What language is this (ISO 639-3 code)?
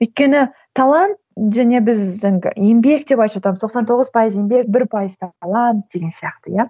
kaz